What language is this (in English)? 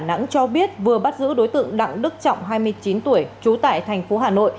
Vietnamese